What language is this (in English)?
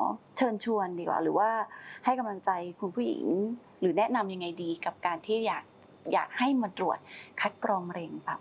Thai